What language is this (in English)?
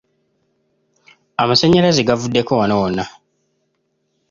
Ganda